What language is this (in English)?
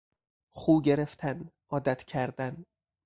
Persian